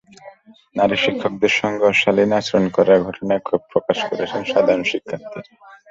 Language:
Bangla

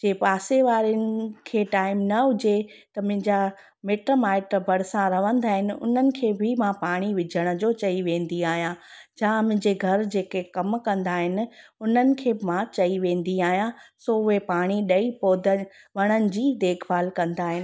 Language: Sindhi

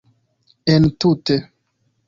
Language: Esperanto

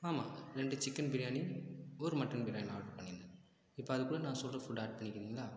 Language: Tamil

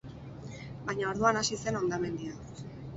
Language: Basque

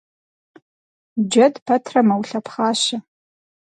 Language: Kabardian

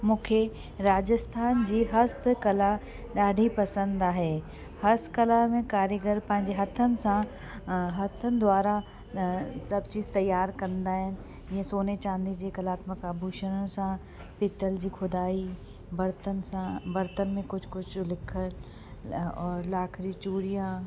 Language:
Sindhi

